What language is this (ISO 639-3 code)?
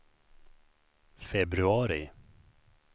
swe